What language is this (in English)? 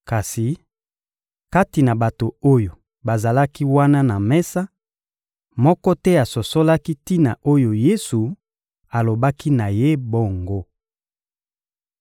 Lingala